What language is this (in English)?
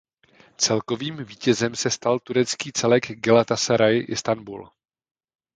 Czech